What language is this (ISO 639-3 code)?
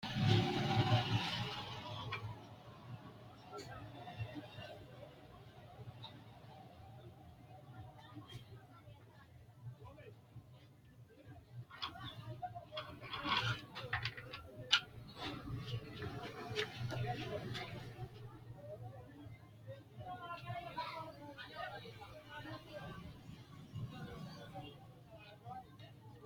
sid